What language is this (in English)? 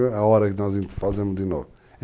Portuguese